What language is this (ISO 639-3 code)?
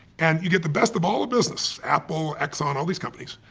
eng